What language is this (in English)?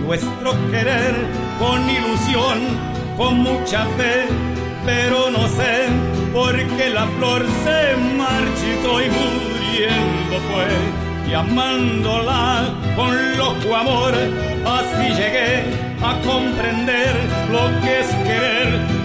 Portuguese